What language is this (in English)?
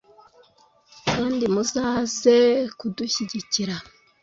Kinyarwanda